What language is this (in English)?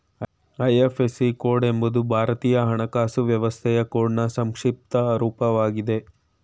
Kannada